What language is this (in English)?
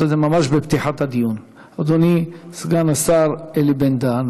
Hebrew